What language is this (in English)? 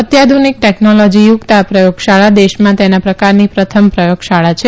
Gujarati